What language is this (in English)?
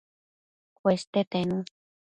Matsés